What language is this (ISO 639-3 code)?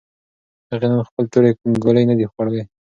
pus